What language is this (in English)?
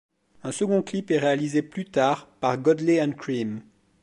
French